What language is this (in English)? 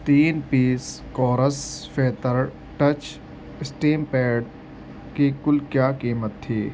Urdu